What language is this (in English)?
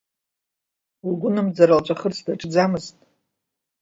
Abkhazian